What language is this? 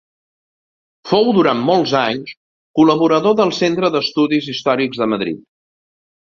Catalan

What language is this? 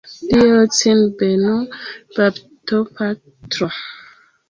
Esperanto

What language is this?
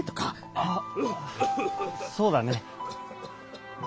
Japanese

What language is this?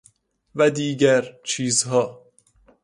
Persian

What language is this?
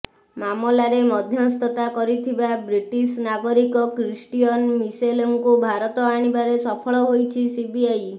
Odia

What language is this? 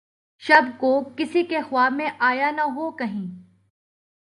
Urdu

